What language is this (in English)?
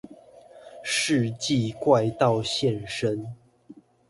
Chinese